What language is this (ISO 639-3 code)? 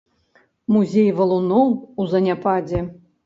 bel